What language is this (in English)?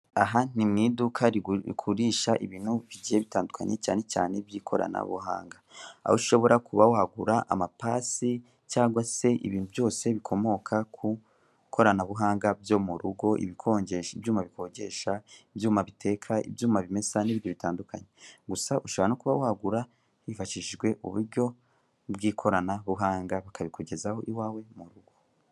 Kinyarwanda